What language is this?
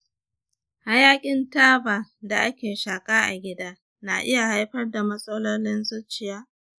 Hausa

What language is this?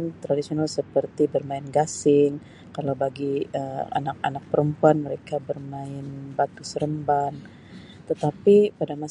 Sabah Malay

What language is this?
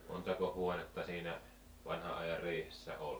Finnish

